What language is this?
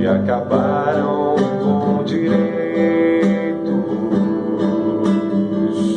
Portuguese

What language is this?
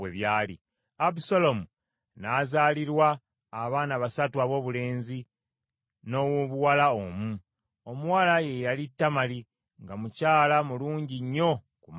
Ganda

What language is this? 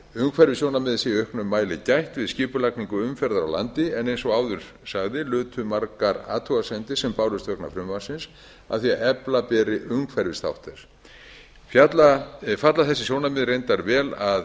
Icelandic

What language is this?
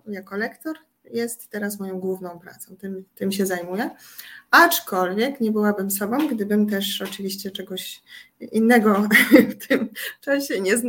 Polish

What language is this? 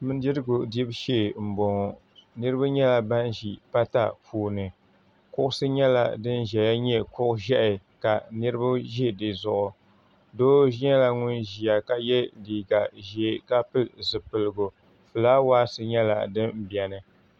Dagbani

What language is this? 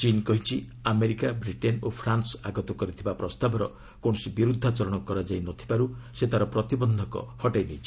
Odia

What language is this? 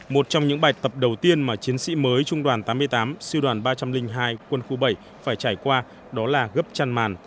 Vietnamese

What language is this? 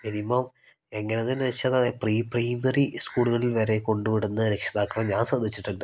Malayalam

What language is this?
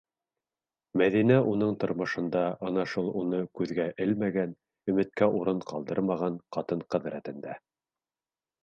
Bashkir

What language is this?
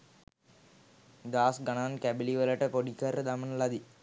Sinhala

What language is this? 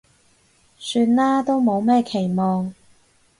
Cantonese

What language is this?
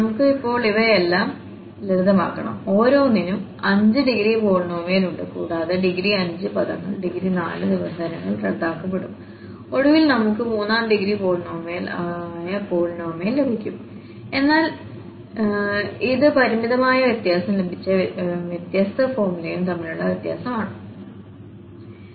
Malayalam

